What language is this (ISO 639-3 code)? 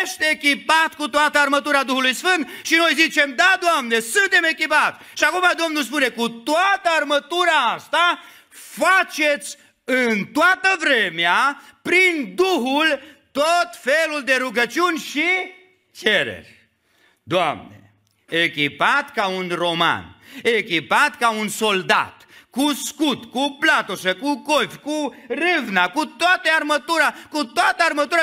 ron